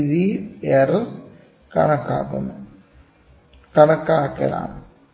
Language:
Malayalam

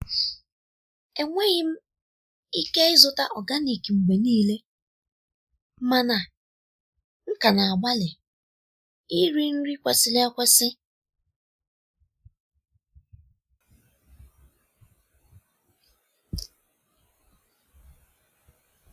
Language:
Igbo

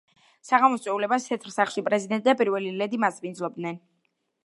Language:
Georgian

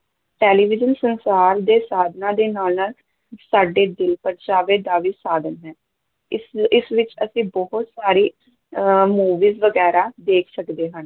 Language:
Punjabi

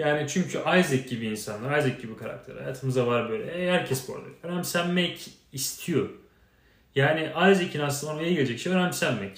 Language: Turkish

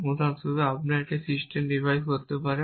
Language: Bangla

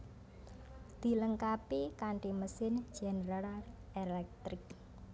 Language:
Javanese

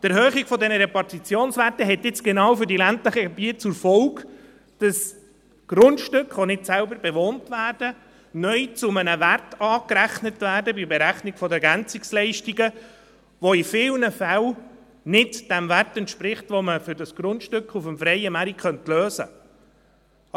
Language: Swiss German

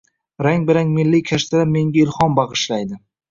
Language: Uzbek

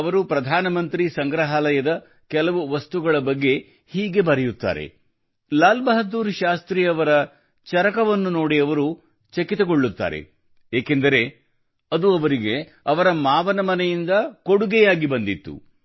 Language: Kannada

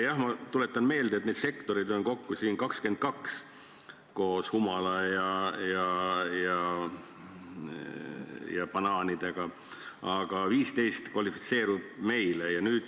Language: Estonian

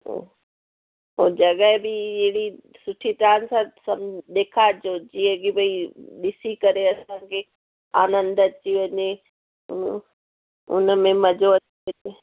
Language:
Sindhi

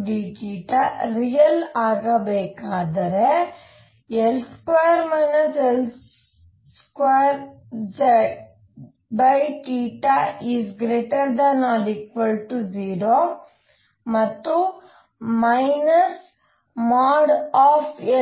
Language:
Kannada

